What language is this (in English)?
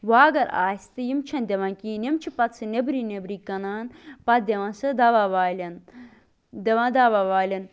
Kashmiri